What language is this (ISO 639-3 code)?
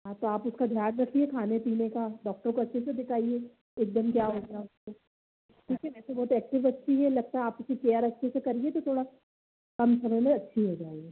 hin